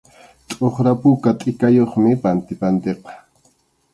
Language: Arequipa-La Unión Quechua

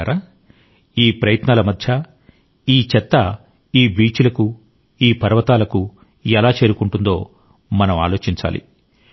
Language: Telugu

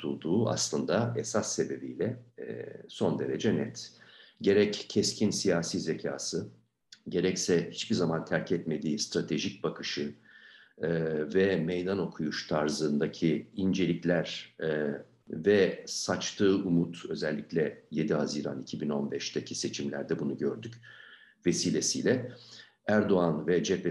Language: Turkish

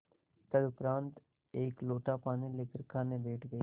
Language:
Hindi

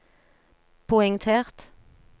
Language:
Norwegian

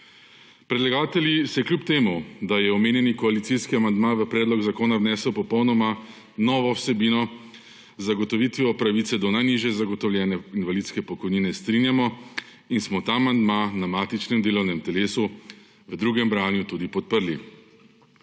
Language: Slovenian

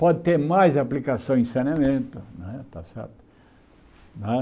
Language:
Portuguese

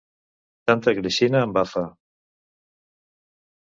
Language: Catalan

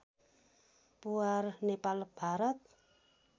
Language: Nepali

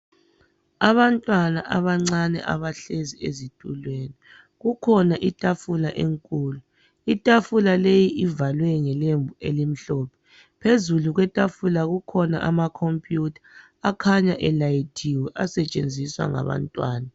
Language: North Ndebele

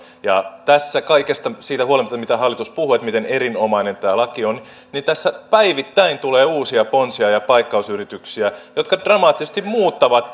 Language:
Finnish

